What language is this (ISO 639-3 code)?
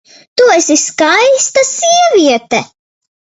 lav